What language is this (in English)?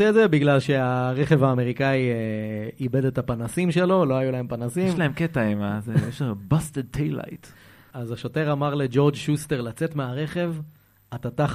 Hebrew